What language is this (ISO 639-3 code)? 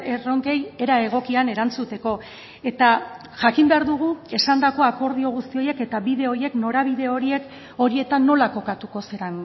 eus